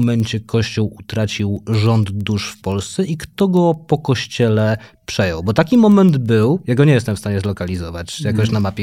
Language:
Polish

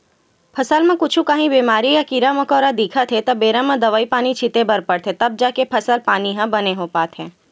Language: Chhattisgarhi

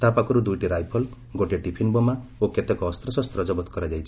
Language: Odia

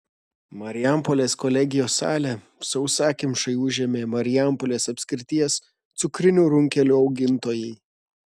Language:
Lithuanian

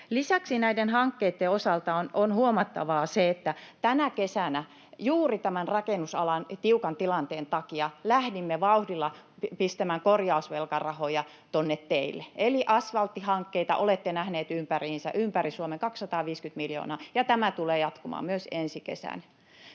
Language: Finnish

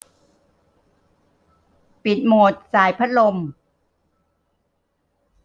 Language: Thai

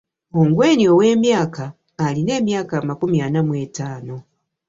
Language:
Ganda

